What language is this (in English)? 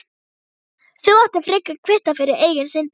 Icelandic